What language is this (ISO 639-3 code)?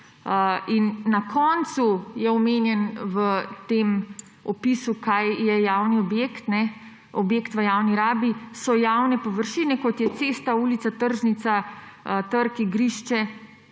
slv